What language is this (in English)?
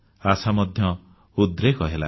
Odia